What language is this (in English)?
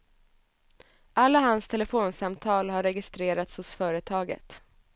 Swedish